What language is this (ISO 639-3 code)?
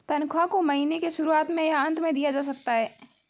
hin